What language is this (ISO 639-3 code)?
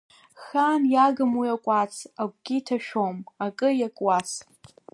abk